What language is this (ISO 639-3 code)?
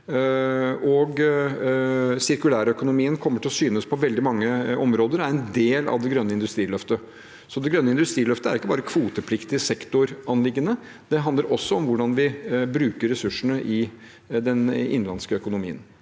nor